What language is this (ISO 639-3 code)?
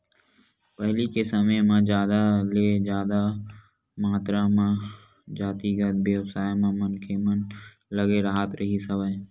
hne